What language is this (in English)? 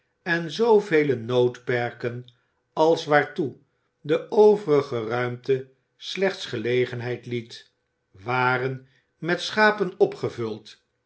Dutch